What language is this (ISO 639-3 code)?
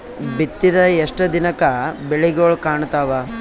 kan